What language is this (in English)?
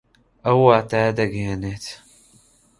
Central Kurdish